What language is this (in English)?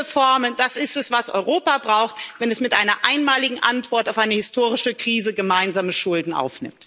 German